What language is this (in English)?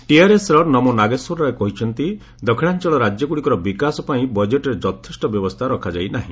Odia